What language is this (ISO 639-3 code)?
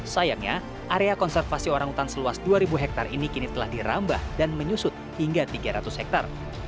ind